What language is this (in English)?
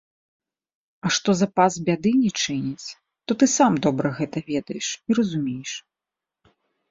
Belarusian